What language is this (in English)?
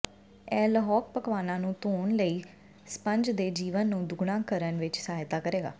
Punjabi